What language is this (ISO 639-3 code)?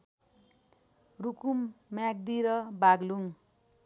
nep